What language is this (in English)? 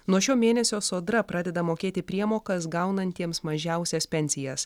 Lithuanian